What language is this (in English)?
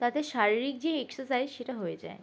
Bangla